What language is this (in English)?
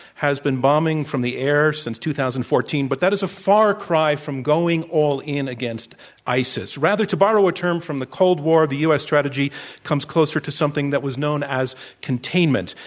English